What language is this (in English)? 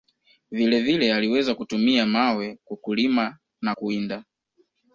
Swahili